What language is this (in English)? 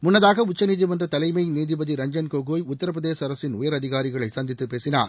Tamil